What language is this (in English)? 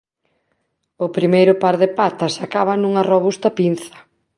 Galician